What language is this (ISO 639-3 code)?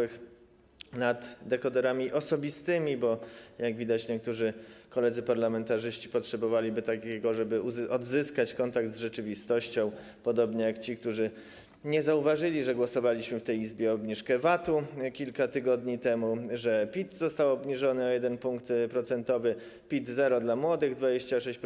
pol